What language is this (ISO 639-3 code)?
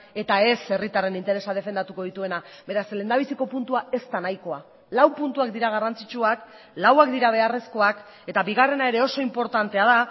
eus